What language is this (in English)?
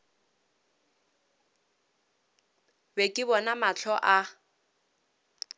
Northern Sotho